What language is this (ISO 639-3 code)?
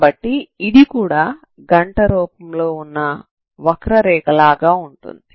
tel